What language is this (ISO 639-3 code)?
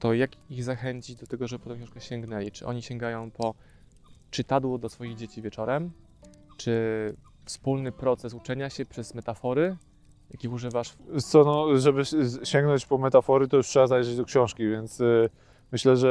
pol